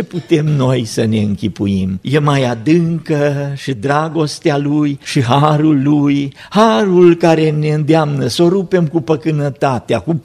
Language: Romanian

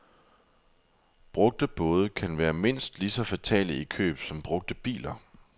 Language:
Danish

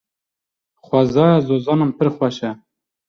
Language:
Kurdish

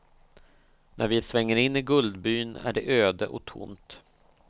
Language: Swedish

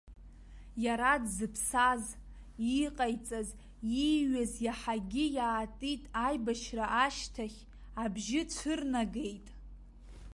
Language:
Abkhazian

